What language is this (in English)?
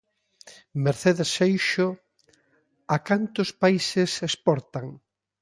Galician